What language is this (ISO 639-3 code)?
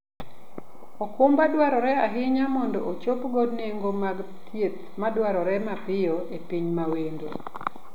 luo